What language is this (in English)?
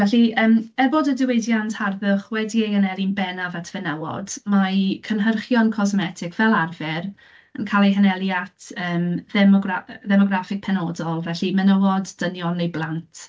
Welsh